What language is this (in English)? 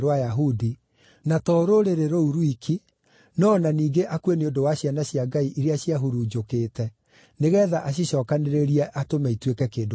Kikuyu